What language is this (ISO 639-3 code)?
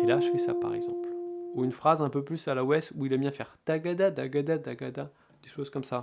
fra